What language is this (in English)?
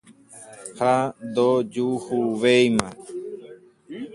Guarani